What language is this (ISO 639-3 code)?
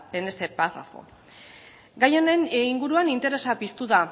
eus